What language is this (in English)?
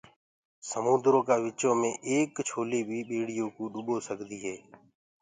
Gurgula